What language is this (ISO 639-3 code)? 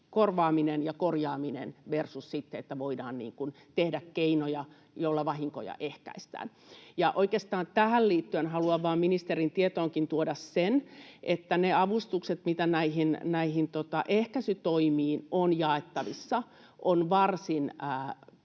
fin